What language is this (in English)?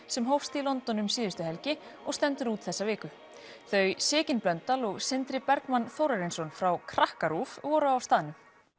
Icelandic